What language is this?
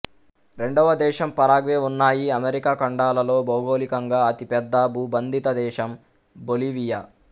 Telugu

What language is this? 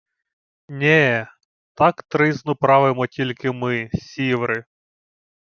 Ukrainian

